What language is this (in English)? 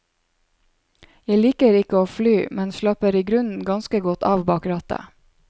Norwegian